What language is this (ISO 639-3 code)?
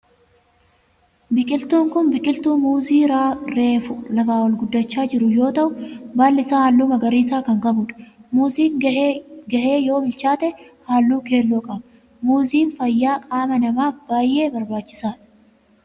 orm